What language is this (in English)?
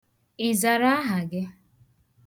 Igbo